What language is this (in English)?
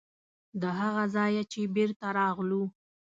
Pashto